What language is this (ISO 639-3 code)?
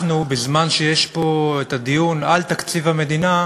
heb